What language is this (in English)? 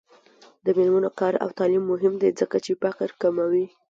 Pashto